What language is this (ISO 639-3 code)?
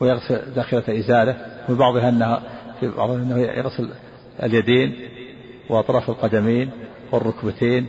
ara